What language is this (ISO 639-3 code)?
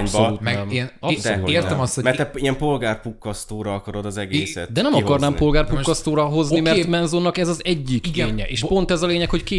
hun